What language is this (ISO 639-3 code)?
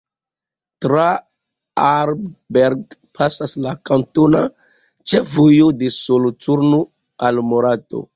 epo